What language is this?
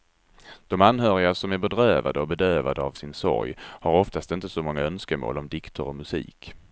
Swedish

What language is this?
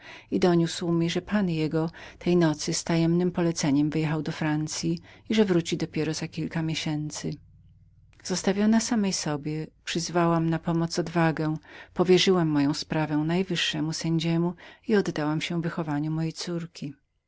Polish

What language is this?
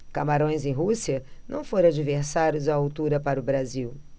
Portuguese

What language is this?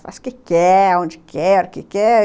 Portuguese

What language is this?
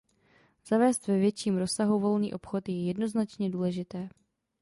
Czech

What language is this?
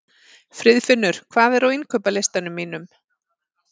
Icelandic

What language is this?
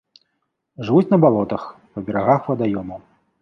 Belarusian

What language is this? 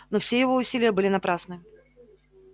Russian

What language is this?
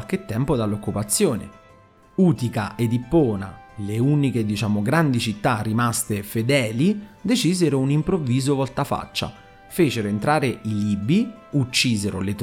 Italian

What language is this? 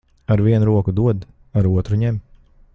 Latvian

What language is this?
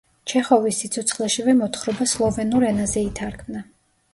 Georgian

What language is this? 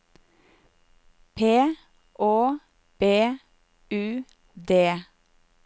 Norwegian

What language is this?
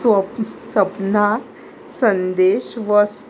Konkani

